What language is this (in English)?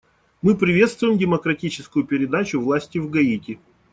Russian